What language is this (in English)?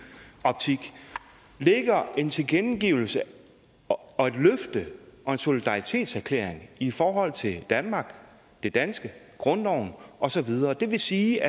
Danish